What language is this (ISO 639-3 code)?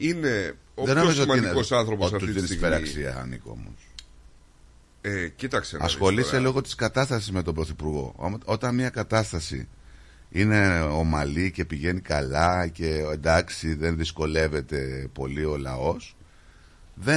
ell